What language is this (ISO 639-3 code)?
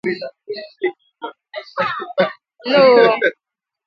ibo